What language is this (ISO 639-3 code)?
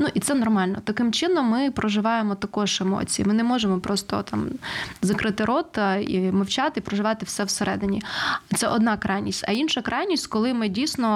ukr